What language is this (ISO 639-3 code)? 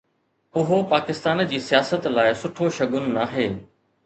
snd